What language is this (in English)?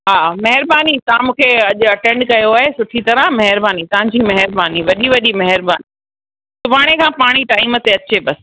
Sindhi